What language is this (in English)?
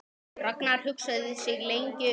Icelandic